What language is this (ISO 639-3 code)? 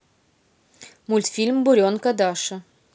rus